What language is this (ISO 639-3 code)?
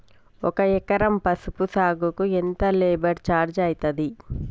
tel